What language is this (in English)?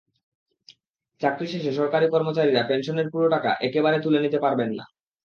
Bangla